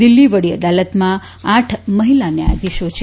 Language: Gujarati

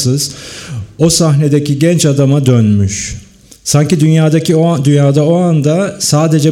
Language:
Turkish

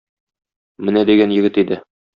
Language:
Tatar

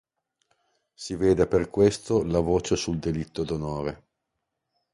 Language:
Italian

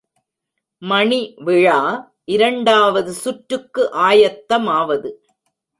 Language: Tamil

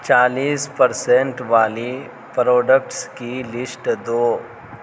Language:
Urdu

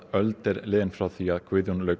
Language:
Icelandic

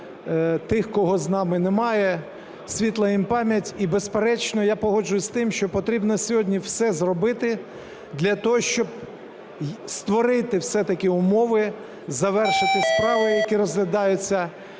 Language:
Ukrainian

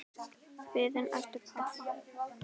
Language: Icelandic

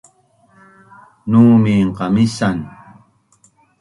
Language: Bunun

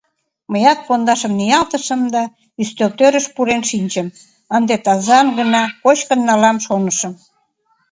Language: Mari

